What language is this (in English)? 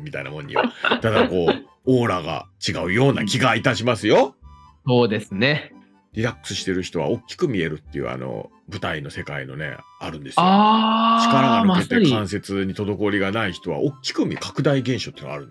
Japanese